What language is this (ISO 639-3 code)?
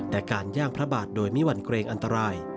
tha